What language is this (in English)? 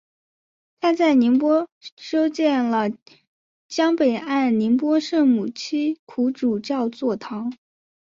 Chinese